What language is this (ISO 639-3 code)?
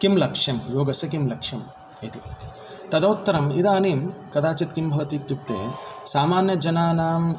san